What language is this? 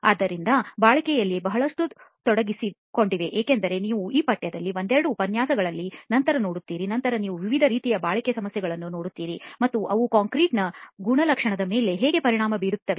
Kannada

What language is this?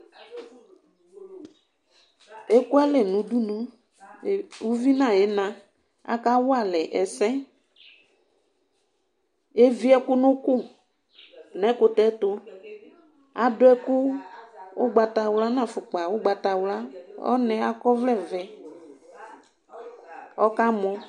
Ikposo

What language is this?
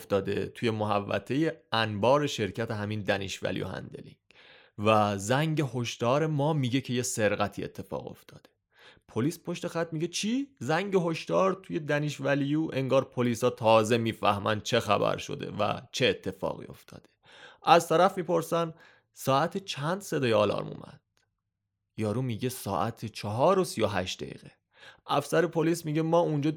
Persian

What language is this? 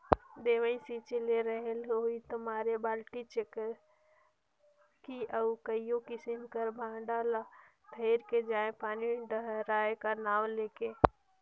Chhattisgarhi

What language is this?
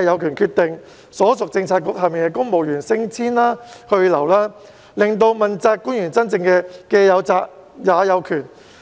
Cantonese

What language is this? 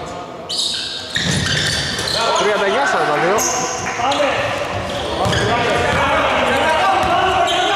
Greek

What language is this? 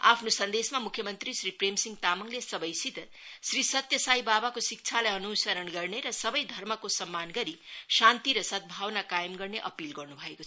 Nepali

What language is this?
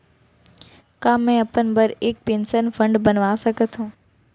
Chhattisgarhi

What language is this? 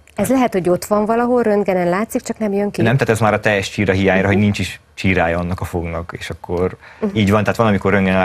Hungarian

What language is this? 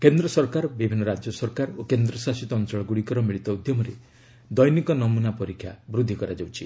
Odia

